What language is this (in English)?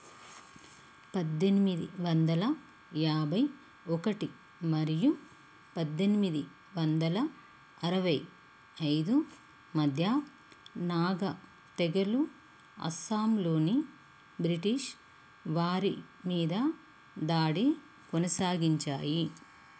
Telugu